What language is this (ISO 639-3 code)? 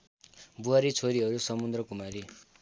nep